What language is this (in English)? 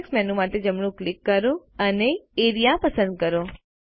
Gujarati